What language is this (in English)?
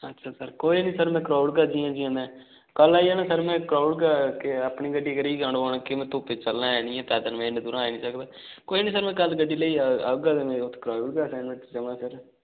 Dogri